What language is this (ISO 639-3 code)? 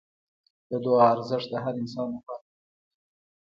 pus